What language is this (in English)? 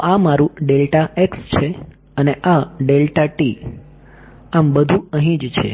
Gujarati